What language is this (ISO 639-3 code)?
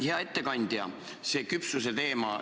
est